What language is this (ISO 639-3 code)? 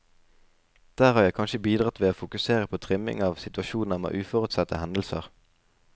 nor